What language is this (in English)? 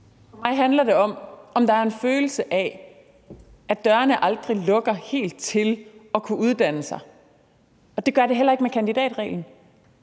Danish